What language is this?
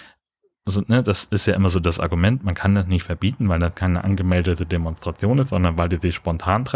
German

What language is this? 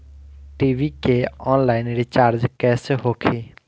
Bhojpuri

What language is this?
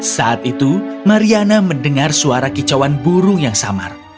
Indonesian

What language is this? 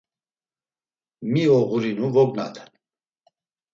Laz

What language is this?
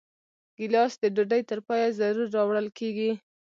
Pashto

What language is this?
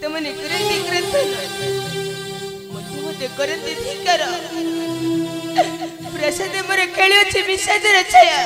Arabic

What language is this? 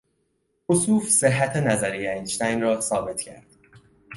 Persian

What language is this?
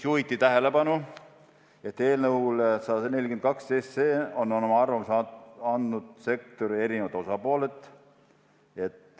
Estonian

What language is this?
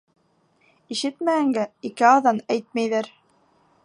Bashkir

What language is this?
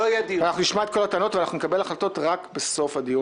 Hebrew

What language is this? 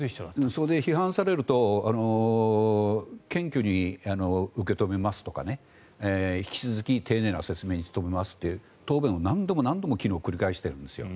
Japanese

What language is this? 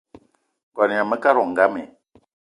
Eton (Cameroon)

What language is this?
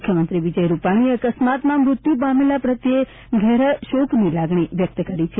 Gujarati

